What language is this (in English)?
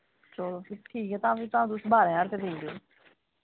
Dogri